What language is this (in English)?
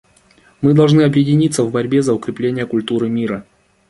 Russian